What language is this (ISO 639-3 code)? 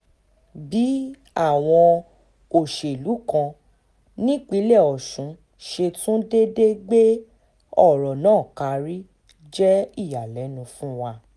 yor